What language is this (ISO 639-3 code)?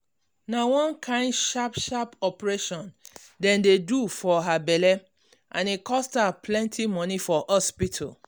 pcm